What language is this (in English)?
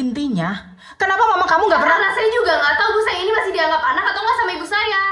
Indonesian